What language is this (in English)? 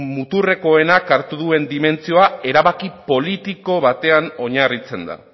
Basque